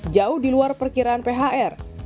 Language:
Indonesian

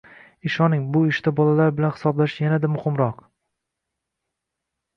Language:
Uzbek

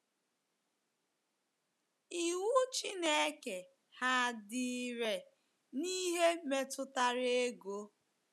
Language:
Igbo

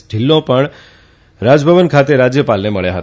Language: Gujarati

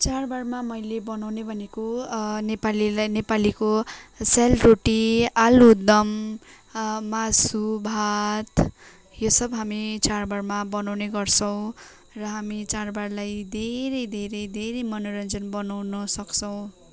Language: Nepali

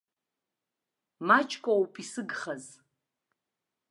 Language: Abkhazian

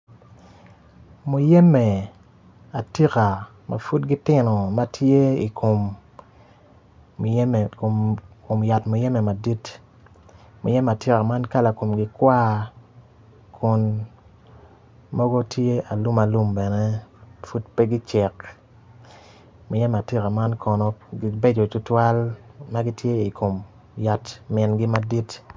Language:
Acoli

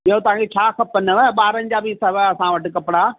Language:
Sindhi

